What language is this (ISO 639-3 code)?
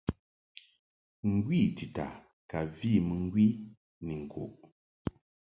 mhk